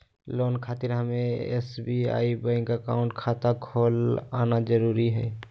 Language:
Magahi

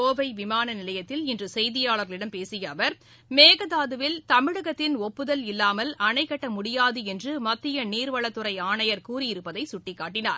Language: Tamil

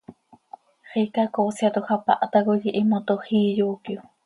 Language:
Seri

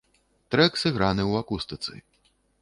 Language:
Belarusian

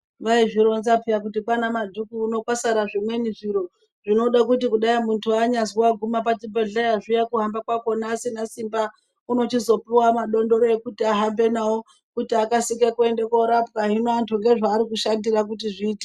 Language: Ndau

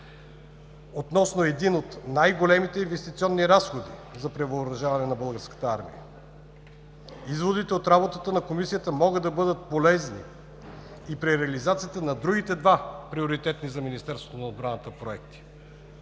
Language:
Bulgarian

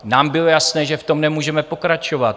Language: Czech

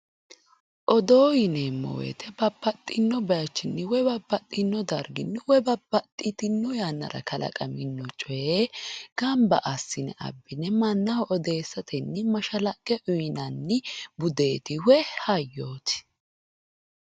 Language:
Sidamo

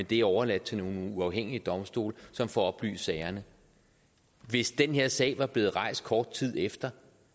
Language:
Danish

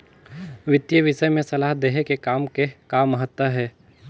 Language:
Chhattisgarhi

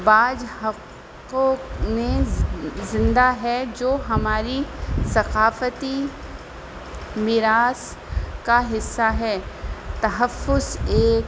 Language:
Urdu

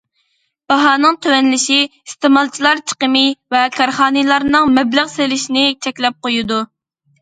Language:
Uyghur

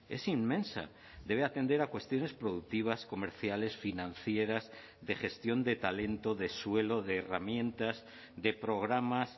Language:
Spanish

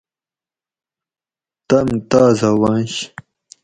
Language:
Gawri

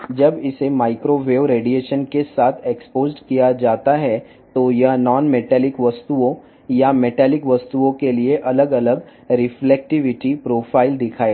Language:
Telugu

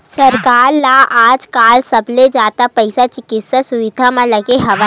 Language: Chhattisgarhi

